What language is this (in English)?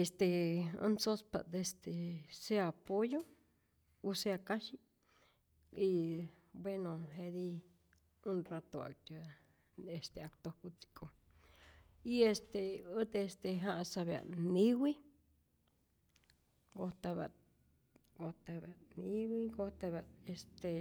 Rayón Zoque